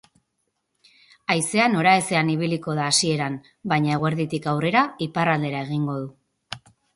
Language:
Basque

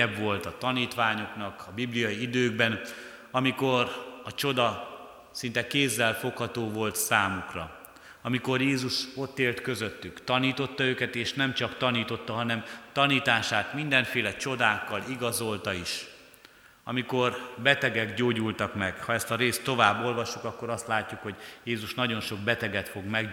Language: Hungarian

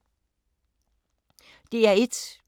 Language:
Danish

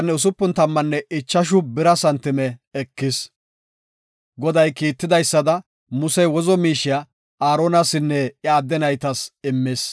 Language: Gofa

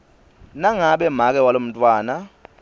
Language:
Swati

